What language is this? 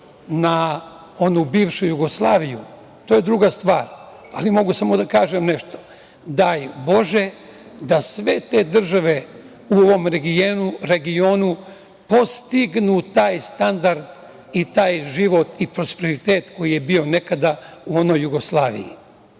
Serbian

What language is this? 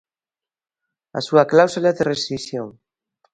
Galician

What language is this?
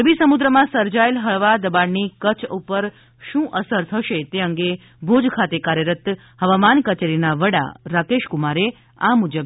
Gujarati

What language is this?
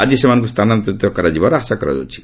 Odia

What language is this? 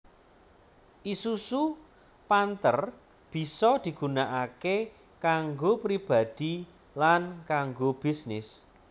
Javanese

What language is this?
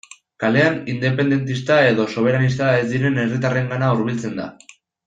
Basque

